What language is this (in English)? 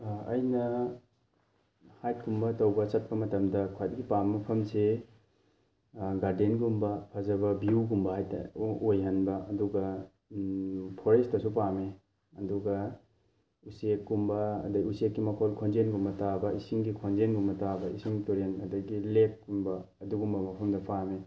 Manipuri